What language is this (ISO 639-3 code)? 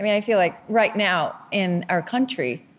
eng